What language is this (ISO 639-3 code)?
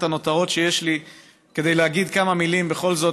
heb